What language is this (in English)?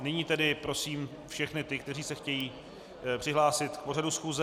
Czech